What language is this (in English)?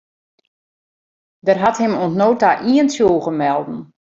Western Frisian